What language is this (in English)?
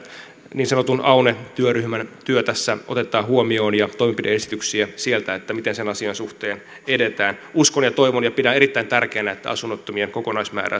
Finnish